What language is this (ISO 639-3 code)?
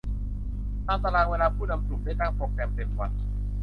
tha